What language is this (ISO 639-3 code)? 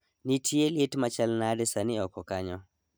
luo